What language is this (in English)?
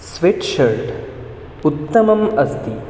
Sanskrit